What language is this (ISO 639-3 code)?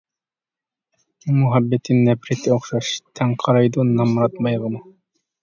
uig